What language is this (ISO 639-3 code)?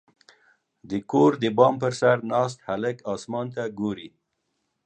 pus